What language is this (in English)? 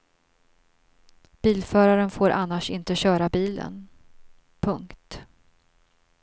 Swedish